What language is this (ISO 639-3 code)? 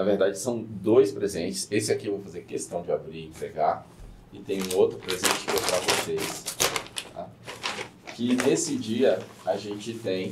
por